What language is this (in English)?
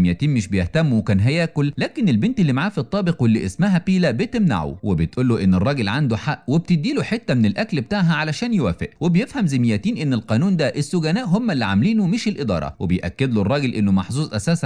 Arabic